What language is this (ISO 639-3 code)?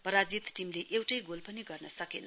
nep